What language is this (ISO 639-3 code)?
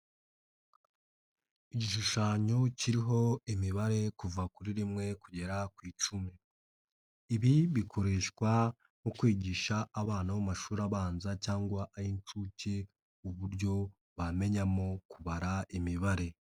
kin